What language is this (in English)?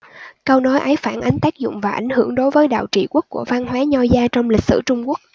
Vietnamese